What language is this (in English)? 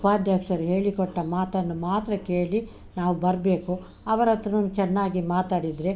Kannada